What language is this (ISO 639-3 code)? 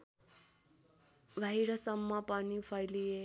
nep